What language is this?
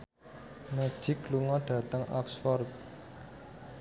Javanese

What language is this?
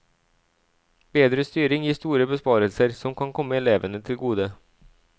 Norwegian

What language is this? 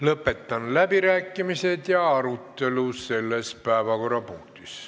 Estonian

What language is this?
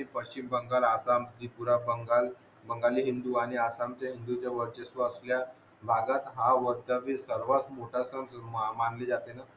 Marathi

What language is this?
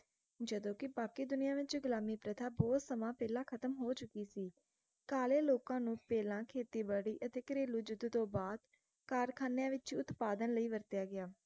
Punjabi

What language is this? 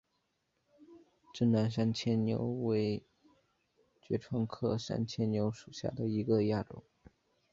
Chinese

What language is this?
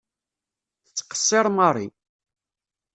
Kabyle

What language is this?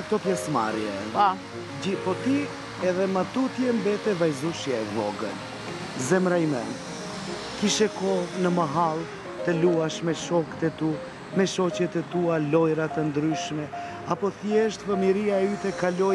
Romanian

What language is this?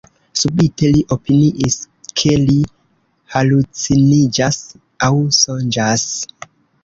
Esperanto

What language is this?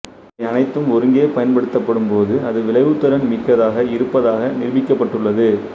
Tamil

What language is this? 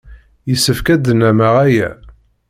Kabyle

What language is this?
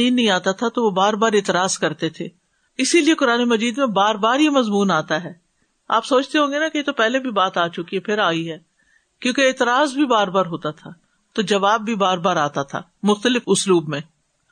Urdu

